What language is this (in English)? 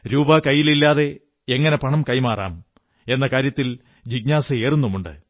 Malayalam